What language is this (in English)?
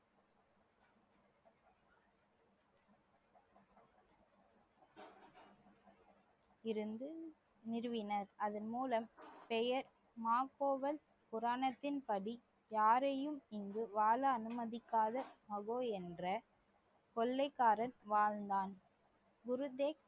Tamil